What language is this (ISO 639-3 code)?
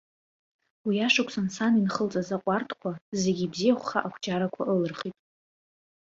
abk